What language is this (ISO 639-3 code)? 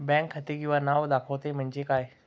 mar